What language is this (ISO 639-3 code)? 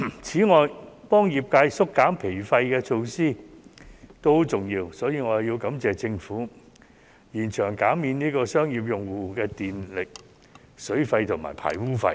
yue